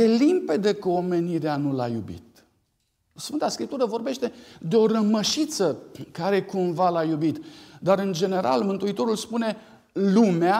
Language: Romanian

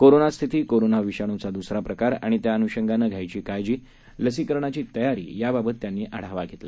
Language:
Marathi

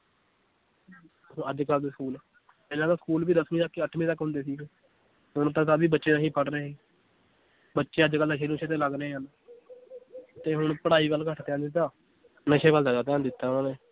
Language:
Punjabi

